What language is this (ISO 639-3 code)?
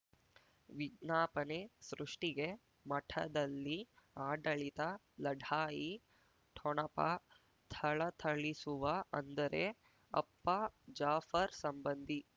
kan